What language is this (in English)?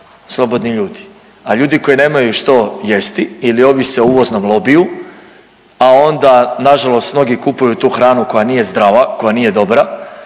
Croatian